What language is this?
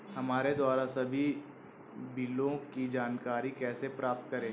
Hindi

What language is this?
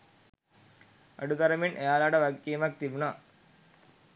Sinhala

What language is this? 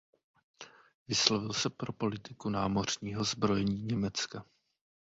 Czech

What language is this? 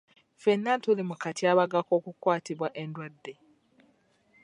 Ganda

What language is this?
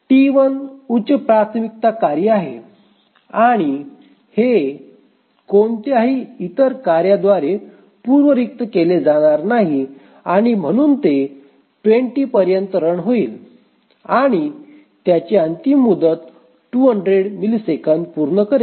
Marathi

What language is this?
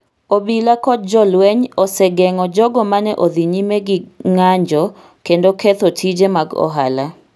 Luo (Kenya and Tanzania)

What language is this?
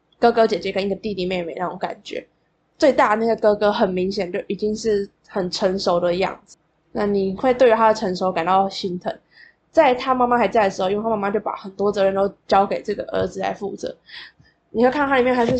Chinese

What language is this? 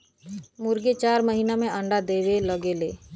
Bhojpuri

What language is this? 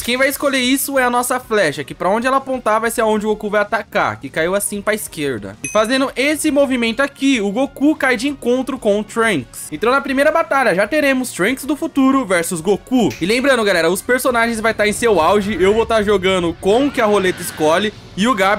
Portuguese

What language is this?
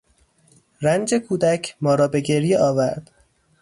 Persian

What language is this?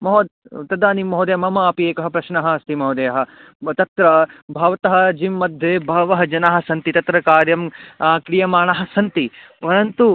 Sanskrit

